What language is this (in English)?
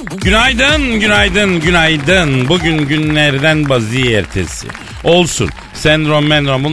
Turkish